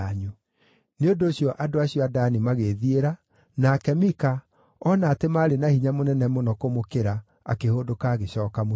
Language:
Kikuyu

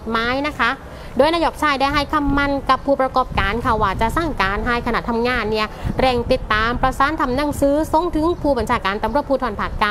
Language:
Thai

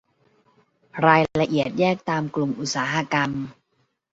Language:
Thai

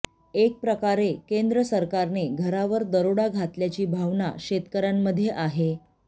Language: Marathi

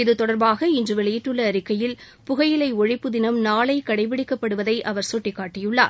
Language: Tamil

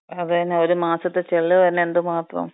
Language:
Malayalam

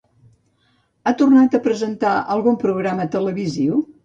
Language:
Catalan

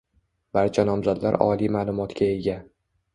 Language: Uzbek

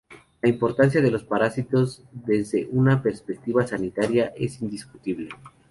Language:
Spanish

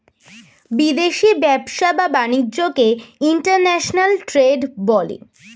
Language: Bangla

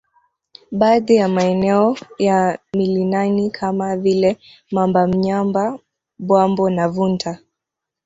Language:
Swahili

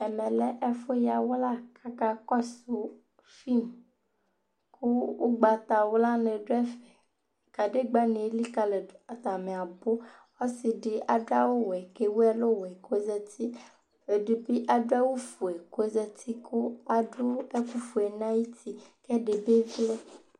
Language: Ikposo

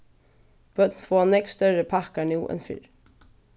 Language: Faroese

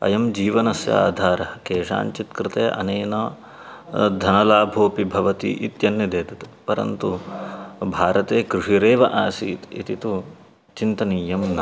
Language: Sanskrit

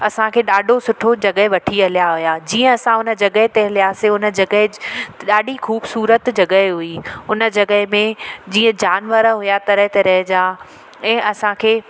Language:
Sindhi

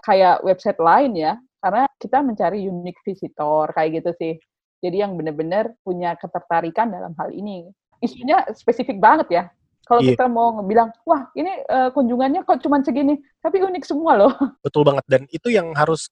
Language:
Indonesian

